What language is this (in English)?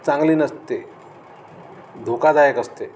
Marathi